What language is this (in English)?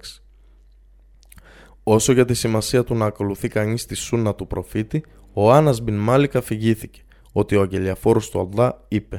Greek